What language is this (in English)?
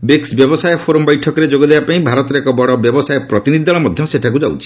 Odia